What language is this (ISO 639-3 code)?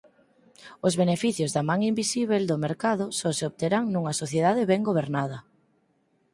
glg